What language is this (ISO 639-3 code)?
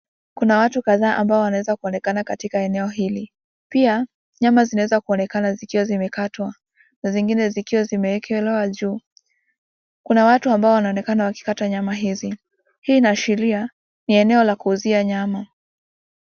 swa